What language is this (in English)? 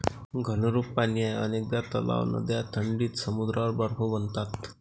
Marathi